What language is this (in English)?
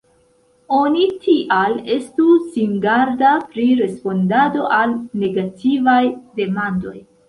Esperanto